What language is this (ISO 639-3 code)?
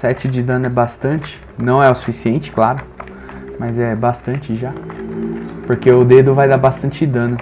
por